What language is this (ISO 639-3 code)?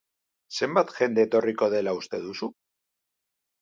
eus